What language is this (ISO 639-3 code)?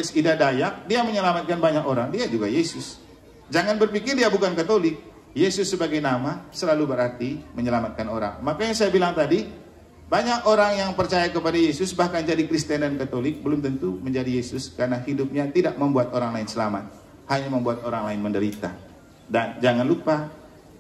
ind